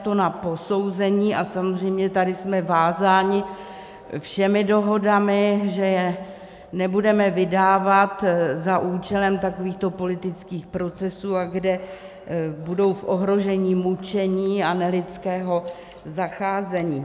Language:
Czech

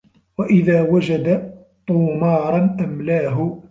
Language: Arabic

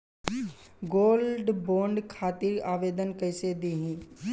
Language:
Bhojpuri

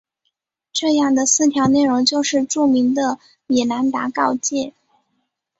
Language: Chinese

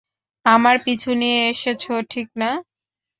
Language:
Bangla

